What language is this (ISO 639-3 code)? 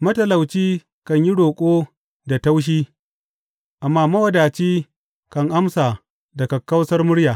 hau